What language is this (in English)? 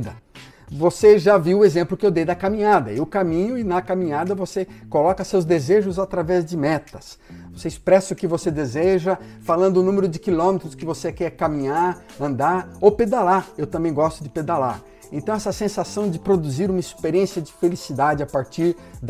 Portuguese